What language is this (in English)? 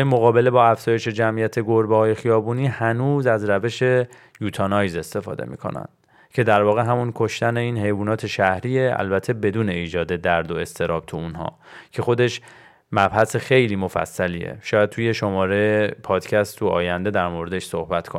Persian